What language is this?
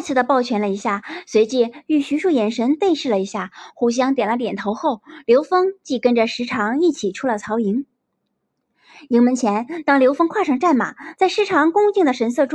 Chinese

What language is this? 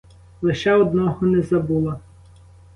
Ukrainian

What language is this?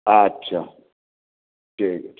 Bangla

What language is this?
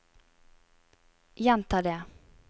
Norwegian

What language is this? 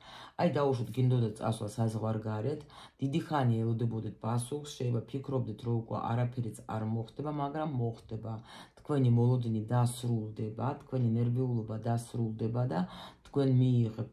Romanian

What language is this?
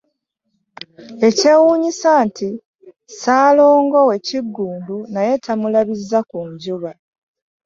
Ganda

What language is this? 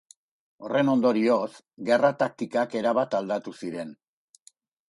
Basque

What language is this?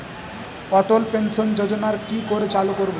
Bangla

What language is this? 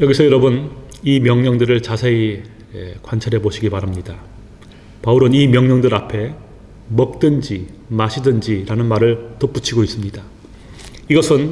Korean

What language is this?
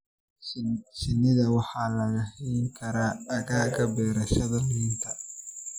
Somali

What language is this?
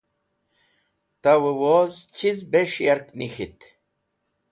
Wakhi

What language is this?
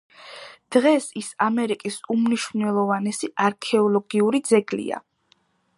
Georgian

